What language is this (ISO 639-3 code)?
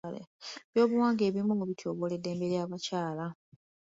lug